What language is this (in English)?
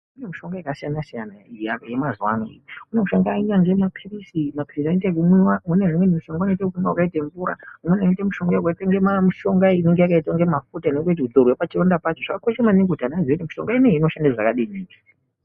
Ndau